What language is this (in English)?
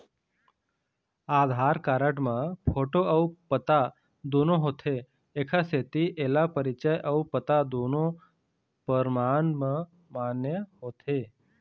Chhattisgarhi